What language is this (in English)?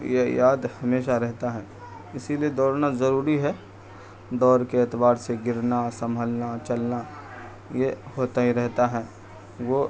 Urdu